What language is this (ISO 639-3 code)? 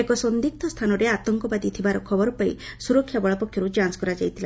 ori